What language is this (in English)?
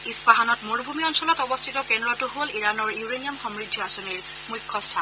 Assamese